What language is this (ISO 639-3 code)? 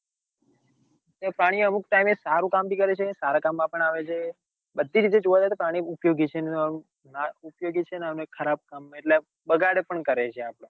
guj